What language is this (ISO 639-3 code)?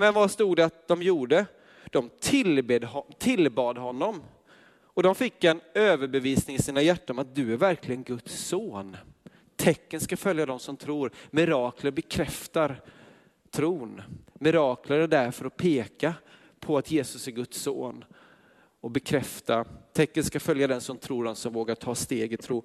swe